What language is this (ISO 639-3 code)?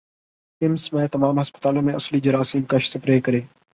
urd